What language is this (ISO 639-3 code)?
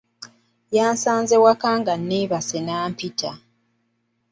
lug